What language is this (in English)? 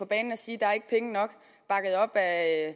Danish